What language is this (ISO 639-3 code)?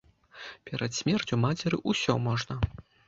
bel